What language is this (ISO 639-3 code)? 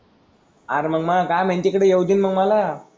mar